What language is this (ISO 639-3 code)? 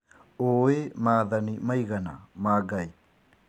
kik